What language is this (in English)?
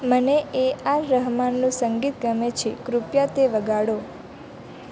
Gujarati